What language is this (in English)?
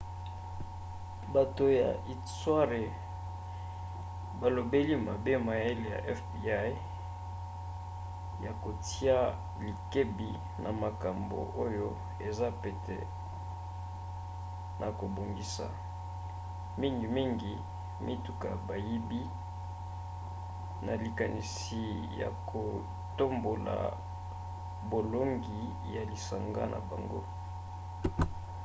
Lingala